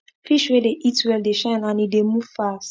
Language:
Nigerian Pidgin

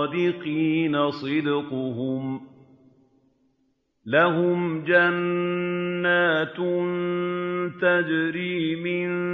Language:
Arabic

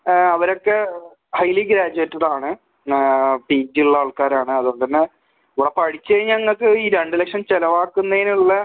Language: Malayalam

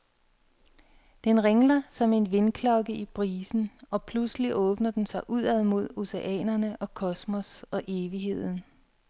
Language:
Danish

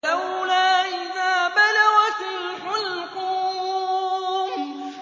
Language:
Arabic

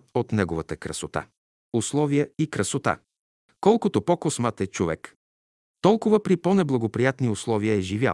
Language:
Bulgarian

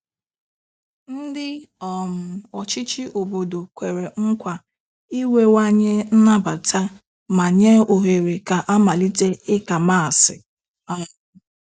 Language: Igbo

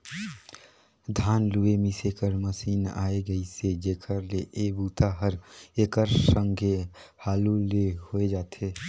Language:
Chhattisgarhi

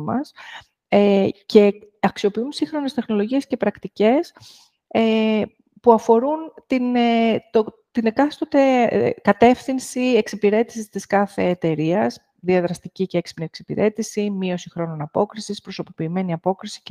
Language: Greek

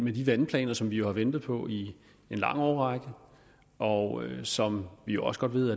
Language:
Danish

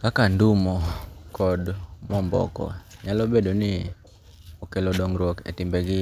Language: Luo (Kenya and Tanzania)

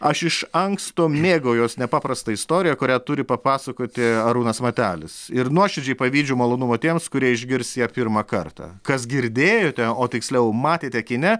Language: Lithuanian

